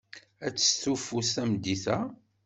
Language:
Kabyle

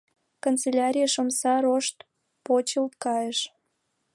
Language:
Mari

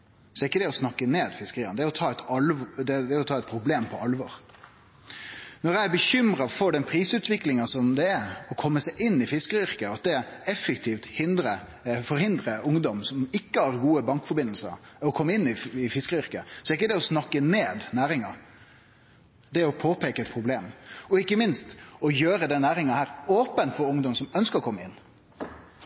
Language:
Norwegian Nynorsk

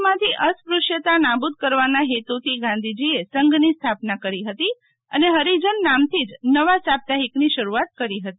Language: Gujarati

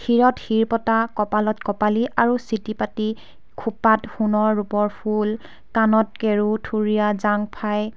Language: Assamese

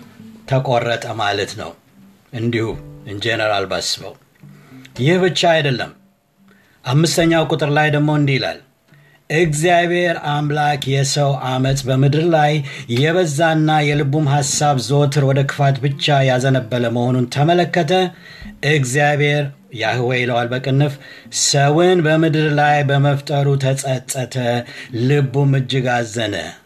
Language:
Amharic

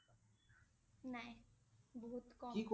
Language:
Assamese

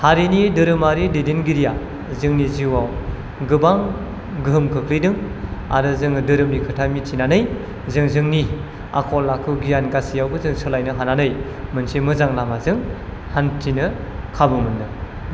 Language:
Bodo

